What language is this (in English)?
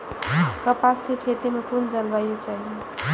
Maithili